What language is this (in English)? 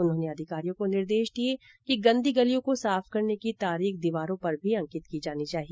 Hindi